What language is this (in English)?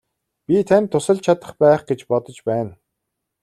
Mongolian